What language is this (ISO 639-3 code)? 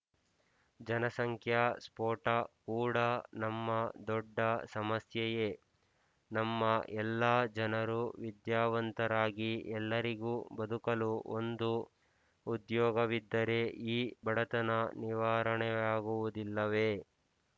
kan